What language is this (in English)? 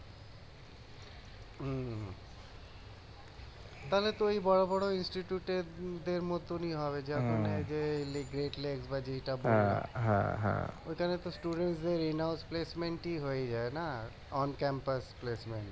Bangla